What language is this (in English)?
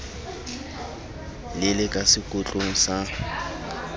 Southern Sotho